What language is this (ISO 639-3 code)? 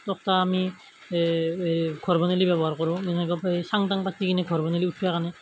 asm